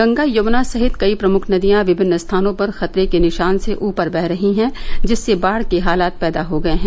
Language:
Hindi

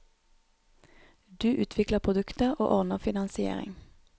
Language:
Norwegian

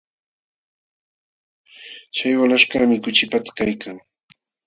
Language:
Jauja Wanca Quechua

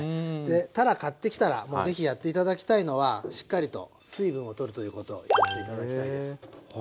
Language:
Japanese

